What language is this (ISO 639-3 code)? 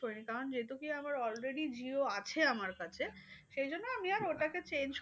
ben